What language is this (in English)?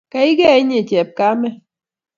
Kalenjin